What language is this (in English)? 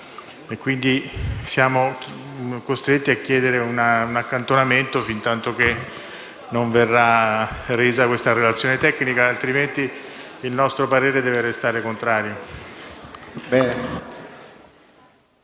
Italian